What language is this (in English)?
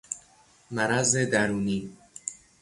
Persian